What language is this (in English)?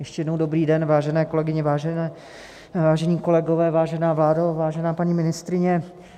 Czech